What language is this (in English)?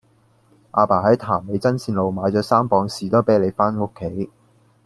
Cantonese